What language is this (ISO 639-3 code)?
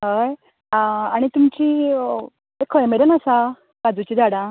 kok